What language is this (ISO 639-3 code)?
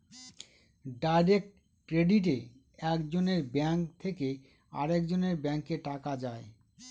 ben